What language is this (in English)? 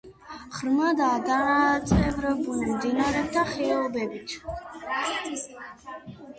Georgian